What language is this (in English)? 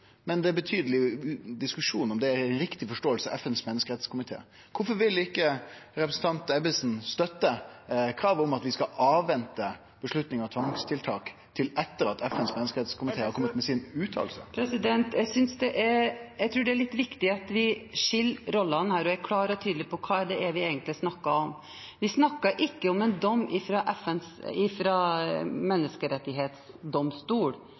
Norwegian